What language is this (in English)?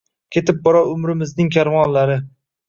Uzbek